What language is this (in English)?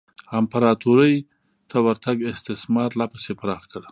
Pashto